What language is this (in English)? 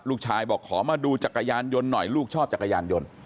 Thai